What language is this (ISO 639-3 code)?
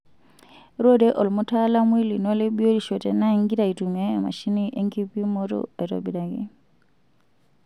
mas